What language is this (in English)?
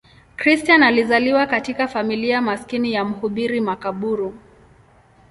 Swahili